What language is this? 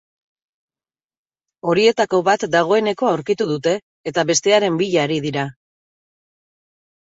Basque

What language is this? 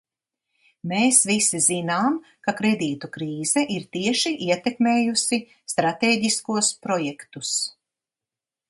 Latvian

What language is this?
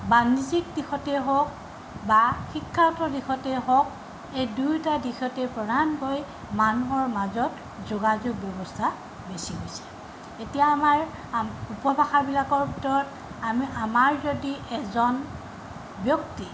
Assamese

